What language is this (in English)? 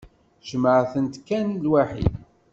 Kabyle